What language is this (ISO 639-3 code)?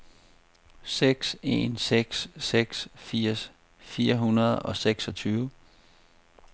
dan